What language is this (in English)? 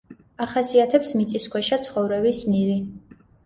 Georgian